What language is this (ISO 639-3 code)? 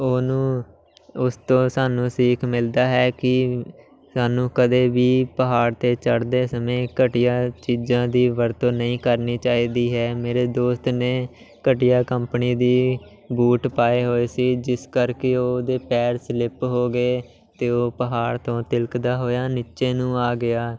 pan